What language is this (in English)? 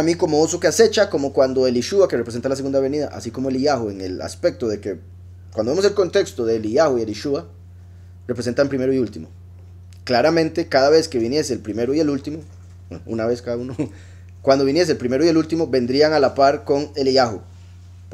Spanish